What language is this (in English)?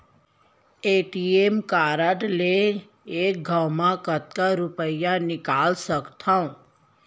Chhattisgarhi